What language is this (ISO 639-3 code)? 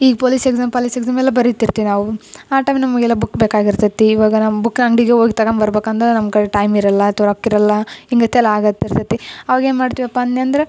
kan